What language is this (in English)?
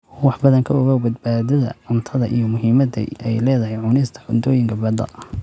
Somali